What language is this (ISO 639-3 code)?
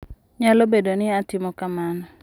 luo